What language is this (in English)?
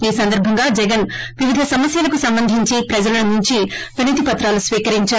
Telugu